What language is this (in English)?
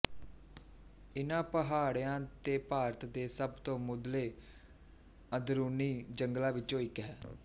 Punjabi